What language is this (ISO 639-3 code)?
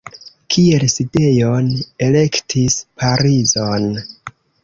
epo